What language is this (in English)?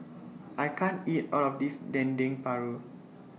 English